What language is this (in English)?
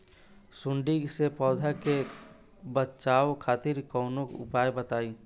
Bhojpuri